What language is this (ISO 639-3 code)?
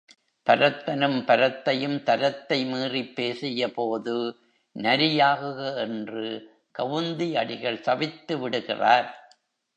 tam